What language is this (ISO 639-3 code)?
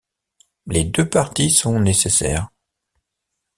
fra